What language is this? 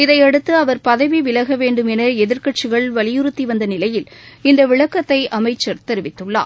Tamil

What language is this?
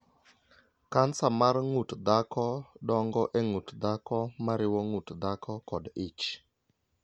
Luo (Kenya and Tanzania)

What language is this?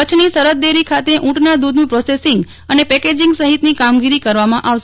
Gujarati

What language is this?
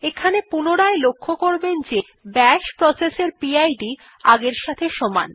Bangla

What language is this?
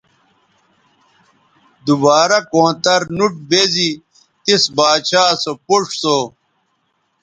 Bateri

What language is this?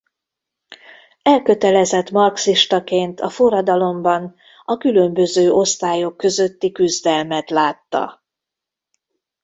Hungarian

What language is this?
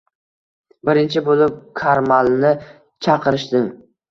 Uzbek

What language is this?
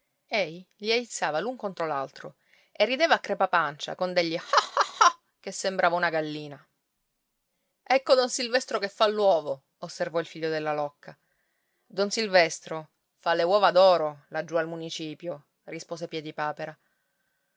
Italian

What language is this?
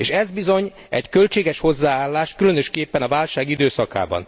Hungarian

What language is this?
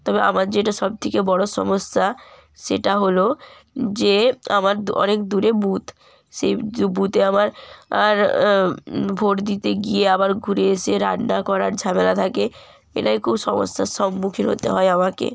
Bangla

